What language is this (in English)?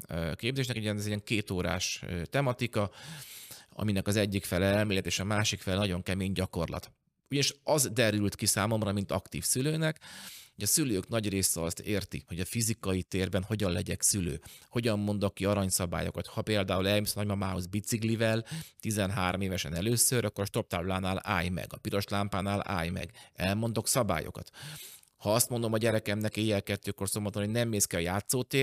Hungarian